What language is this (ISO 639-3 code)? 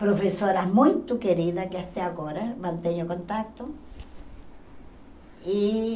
por